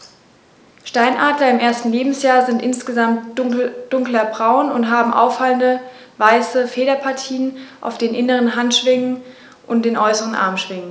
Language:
German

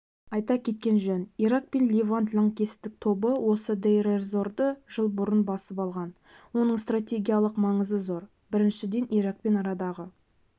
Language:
Kazakh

